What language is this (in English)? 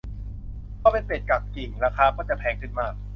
Thai